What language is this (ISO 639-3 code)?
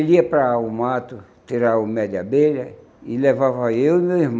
por